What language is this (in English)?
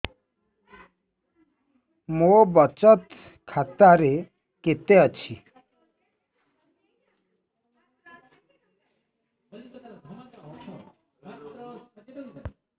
Odia